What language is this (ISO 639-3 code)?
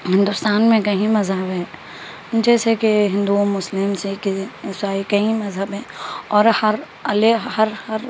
urd